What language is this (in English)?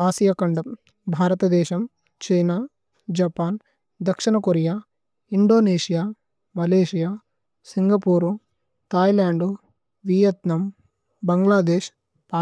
Tulu